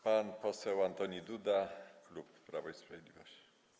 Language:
Polish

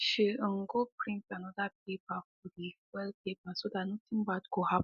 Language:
Nigerian Pidgin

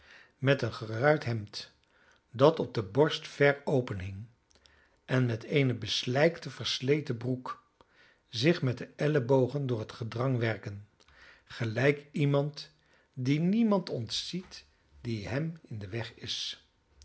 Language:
Dutch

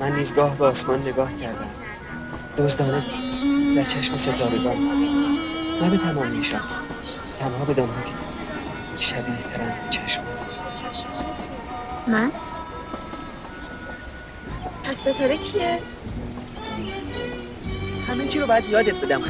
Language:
Persian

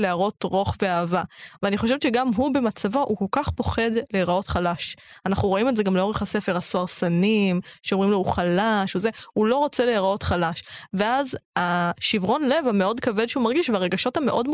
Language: Hebrew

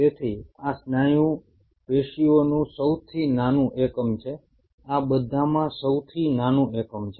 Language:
Gujarati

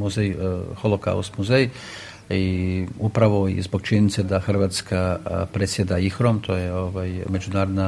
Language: Croatian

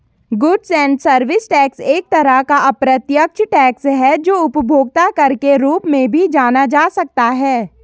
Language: Hindi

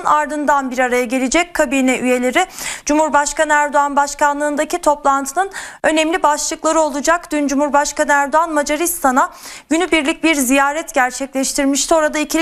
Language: Turkish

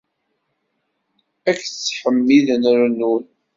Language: Kabyle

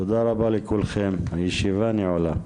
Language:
Hebrew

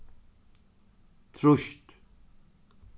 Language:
Faroese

